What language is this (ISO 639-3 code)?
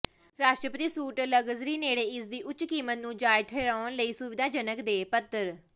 pan